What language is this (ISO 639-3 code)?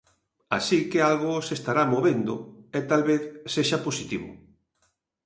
glg